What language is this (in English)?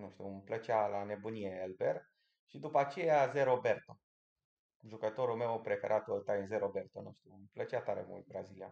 Romanian